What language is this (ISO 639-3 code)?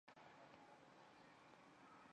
zho